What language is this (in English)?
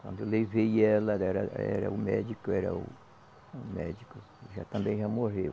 Portuguese